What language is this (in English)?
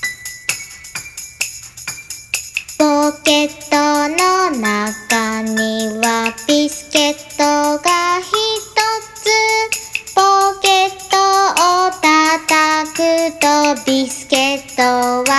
Japanese